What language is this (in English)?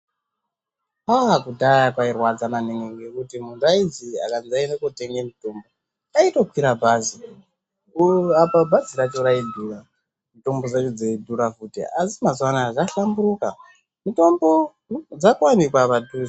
Ndau